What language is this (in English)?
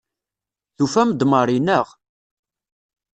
Kabyle